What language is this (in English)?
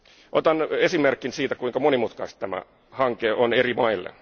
Finnish